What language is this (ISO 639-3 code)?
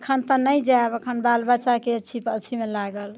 mai